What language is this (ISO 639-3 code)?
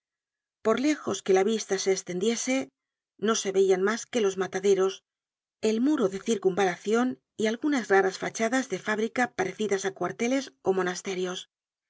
spa